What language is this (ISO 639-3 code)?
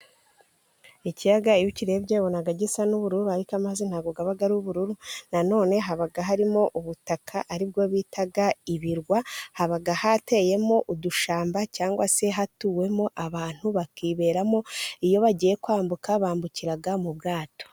kin